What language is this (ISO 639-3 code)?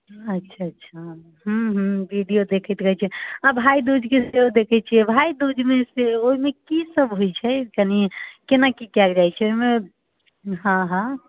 mai